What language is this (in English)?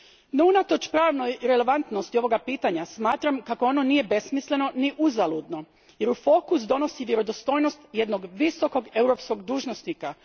Croatian